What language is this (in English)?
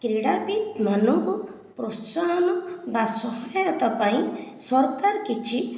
Odia